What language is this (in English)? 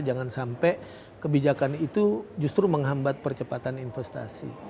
Indonesian